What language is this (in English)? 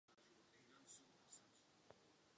Czech